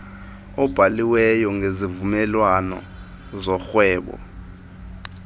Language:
Xhosa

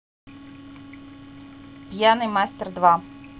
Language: Russian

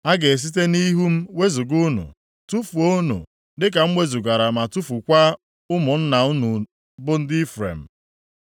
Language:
Igbo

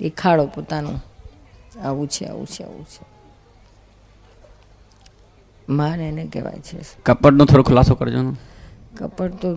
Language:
Gujarati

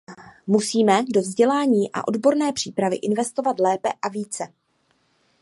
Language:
Czech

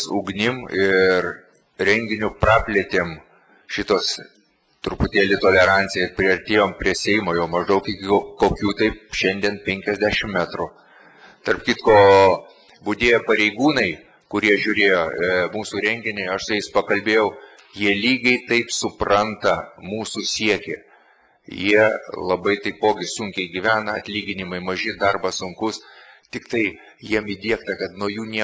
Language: Lithuanian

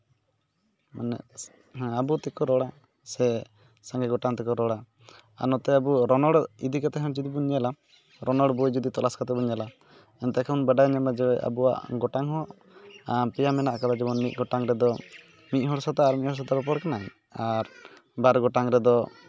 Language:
Santali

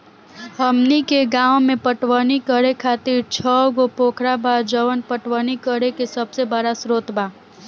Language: Bhojpuri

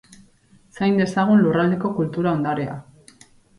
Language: Basque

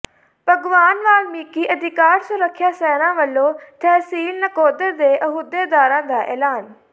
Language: Punjabi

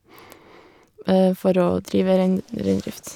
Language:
Norwegian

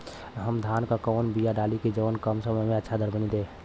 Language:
Bhojpuri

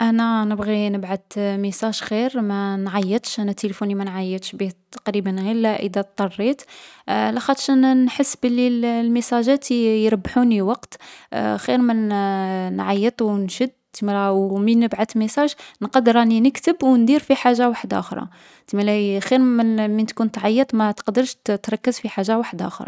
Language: Algerian Arabic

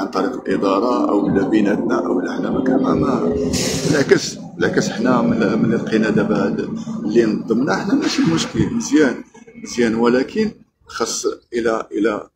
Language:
Arabic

